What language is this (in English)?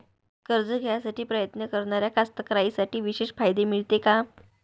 Marathi